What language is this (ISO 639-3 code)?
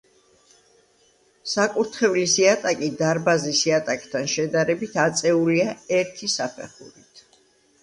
kat